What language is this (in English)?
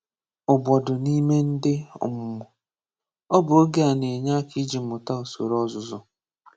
Igbo